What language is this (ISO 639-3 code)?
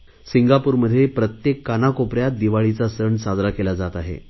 mar